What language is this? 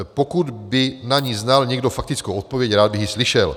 Czech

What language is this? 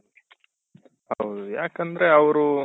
Kannada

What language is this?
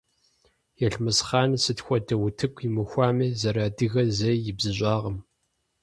Kabardian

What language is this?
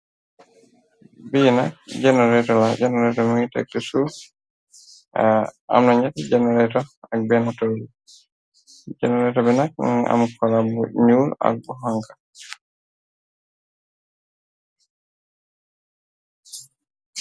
Wolof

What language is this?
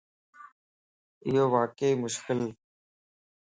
Lasi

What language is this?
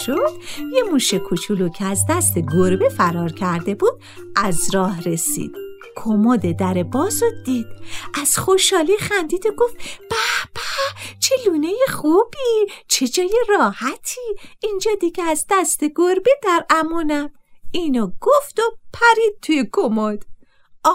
Persian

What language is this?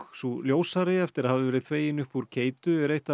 Icelandic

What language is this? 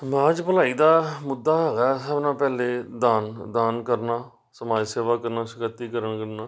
Punjabi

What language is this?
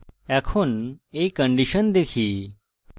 Bangla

